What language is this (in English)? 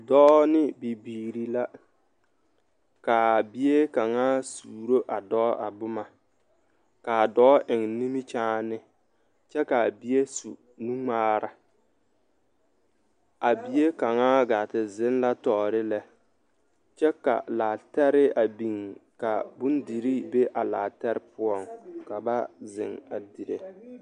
Southern Dagaare